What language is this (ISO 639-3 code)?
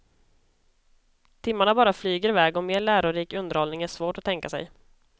swe